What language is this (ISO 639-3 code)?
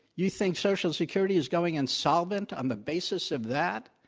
eng